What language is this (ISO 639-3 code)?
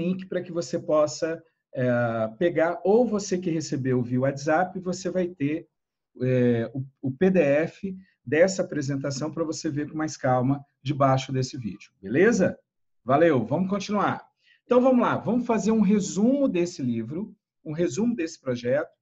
por